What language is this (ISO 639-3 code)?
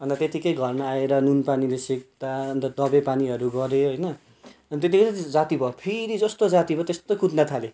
nep